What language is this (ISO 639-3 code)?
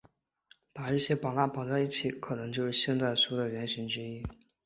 zho